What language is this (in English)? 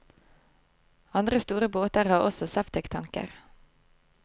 Norwegian